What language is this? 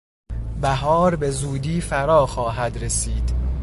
Persian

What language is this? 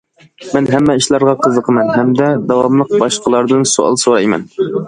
Uyghur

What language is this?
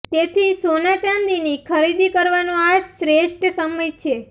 Gujarati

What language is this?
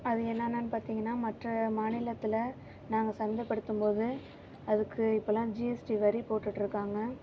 Tamil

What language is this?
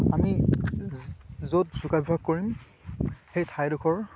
Assamese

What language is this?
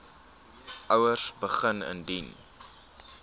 Afrikaans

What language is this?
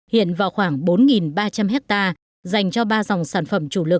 Vietnamese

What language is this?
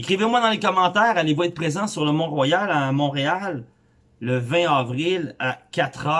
French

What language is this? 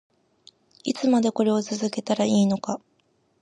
Japanese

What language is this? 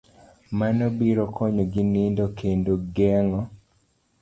Luo (Kenya and Tanzania)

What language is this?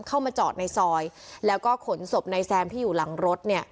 Thai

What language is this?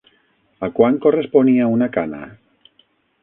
Catalan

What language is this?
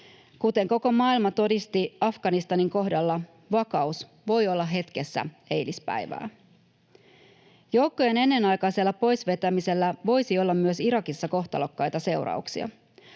Finnish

